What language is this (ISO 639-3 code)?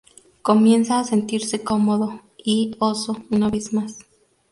spa